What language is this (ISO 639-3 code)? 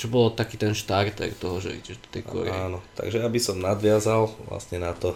slk